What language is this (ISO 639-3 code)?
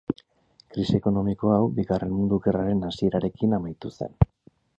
eus